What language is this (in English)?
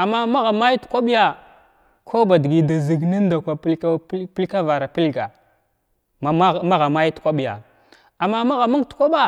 Glavda